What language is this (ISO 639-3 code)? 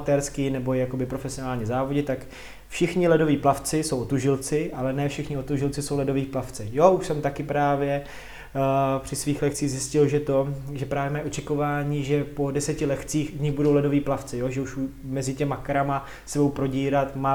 ces